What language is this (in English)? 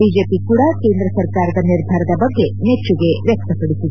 Kannada